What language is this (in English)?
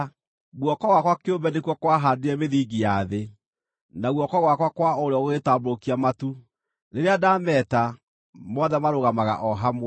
Kikuyu